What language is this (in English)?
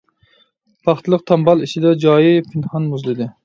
Uyghur